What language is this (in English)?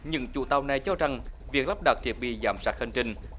Vietnamese